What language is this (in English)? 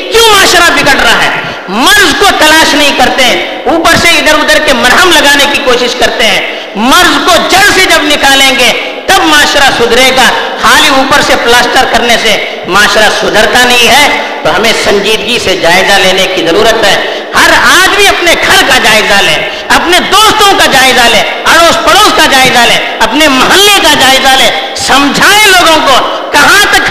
Urdu